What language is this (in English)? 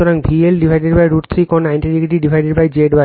Bangla